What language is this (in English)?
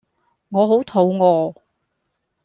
Cantonese